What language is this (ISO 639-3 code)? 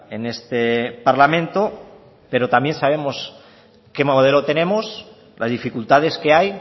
spa